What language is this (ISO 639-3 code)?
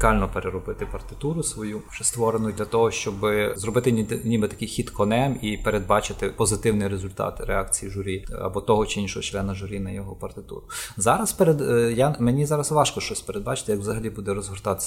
ukr